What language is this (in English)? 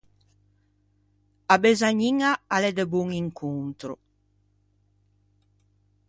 Ligurian